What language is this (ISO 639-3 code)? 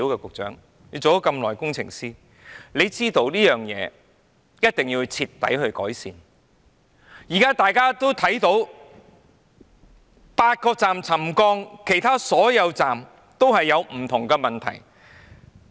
yue